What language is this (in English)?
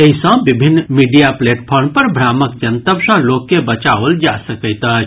Maithili